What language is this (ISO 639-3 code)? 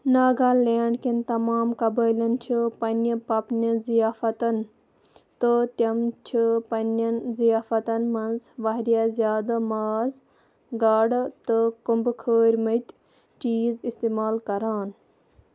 kas